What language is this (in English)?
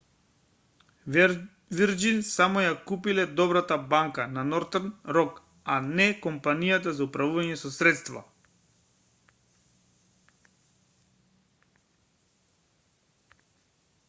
Macedonian